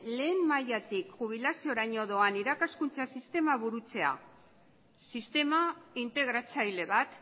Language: Basque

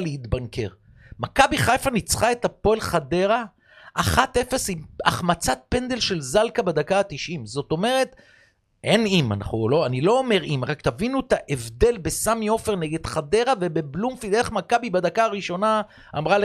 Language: Hebrew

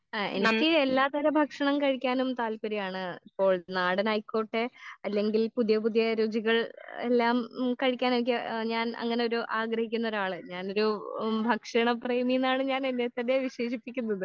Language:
Malayalam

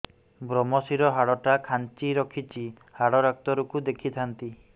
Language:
Odia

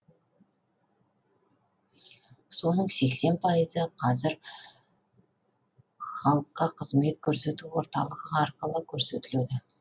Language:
Kazakh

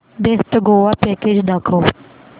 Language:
Marathi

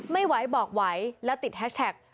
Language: Thai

